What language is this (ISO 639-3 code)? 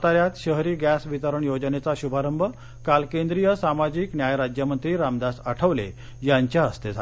mar